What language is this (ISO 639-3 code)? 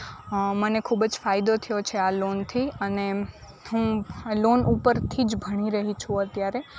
guj